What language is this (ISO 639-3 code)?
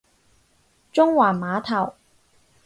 yue